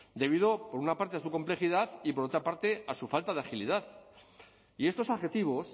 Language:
Spanish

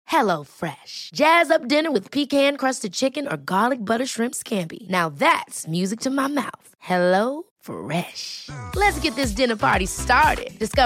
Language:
Filipino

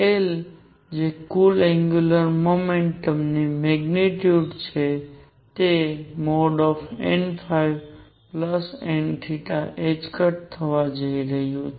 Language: Gujarati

